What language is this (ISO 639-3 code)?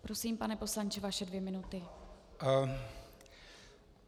ces